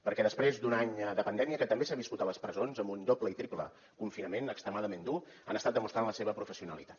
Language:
Catalan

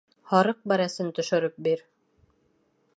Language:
Bashkir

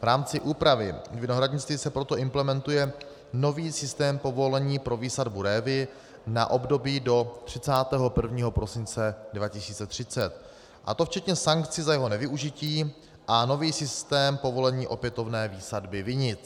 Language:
Czech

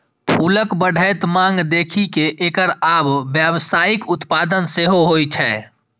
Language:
Maithili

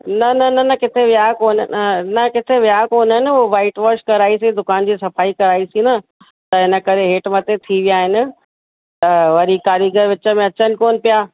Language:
Sindhi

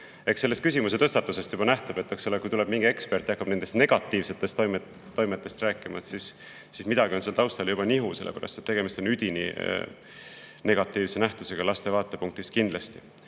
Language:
Estonian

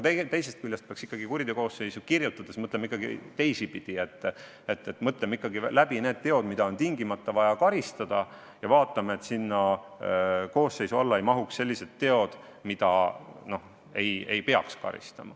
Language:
Estonian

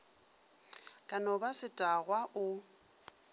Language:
Northern Sotho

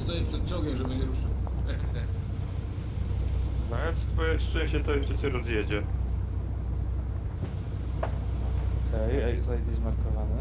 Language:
Polish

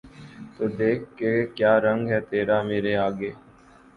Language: Urdu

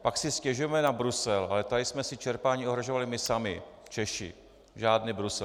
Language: Czech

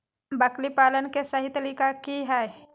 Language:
Magahi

